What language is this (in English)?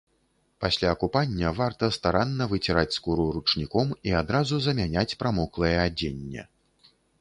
Belarusian